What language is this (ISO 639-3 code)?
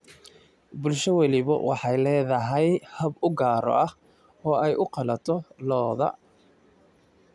som